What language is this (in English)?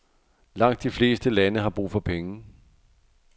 Danish